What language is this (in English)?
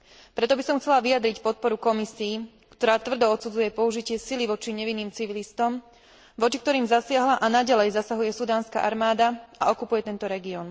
Slovak